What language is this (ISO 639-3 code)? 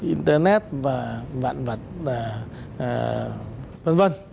vie